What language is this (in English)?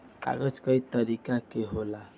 Bhojpuri